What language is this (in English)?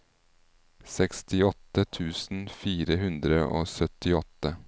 Norwegian